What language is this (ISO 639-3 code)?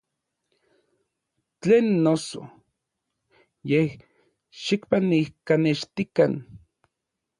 nlv